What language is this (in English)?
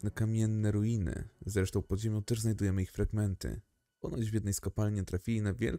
Polish